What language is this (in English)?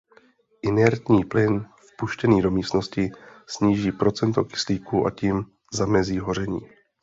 Czech